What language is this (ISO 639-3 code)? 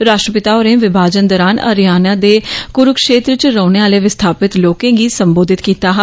doi